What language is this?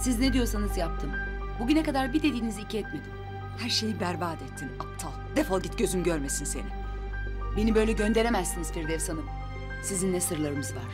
Turkish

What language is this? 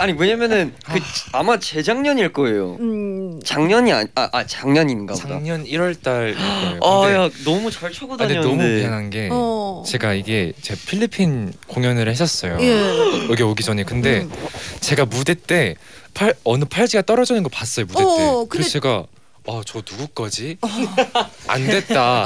Korean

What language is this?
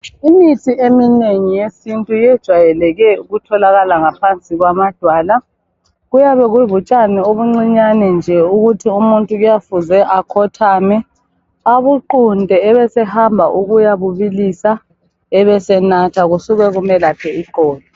North Ndebele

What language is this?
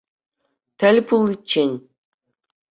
Chuvash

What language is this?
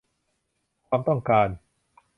Thai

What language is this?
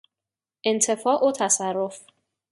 Persian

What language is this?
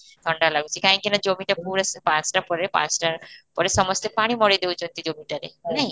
Odia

